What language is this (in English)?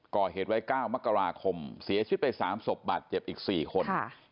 Thai